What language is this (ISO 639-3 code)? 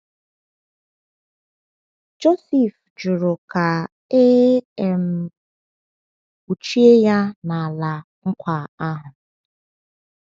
ibo